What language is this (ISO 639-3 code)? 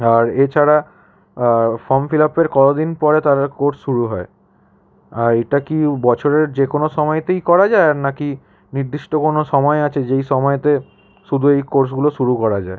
ben